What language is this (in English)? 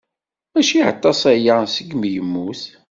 Kabyle